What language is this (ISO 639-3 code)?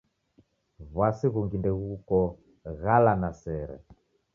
dav